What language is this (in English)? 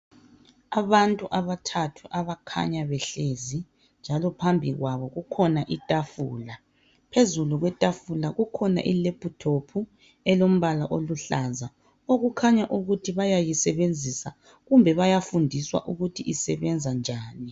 North Ndebele